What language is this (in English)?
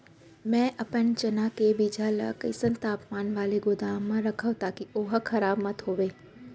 Chhattisgarhi